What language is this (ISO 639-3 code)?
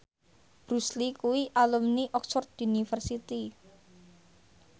jav